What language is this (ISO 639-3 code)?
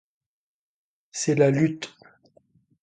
fra